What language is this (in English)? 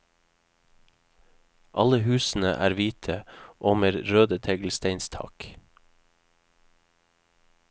Norwegian